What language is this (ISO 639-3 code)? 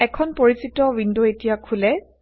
asm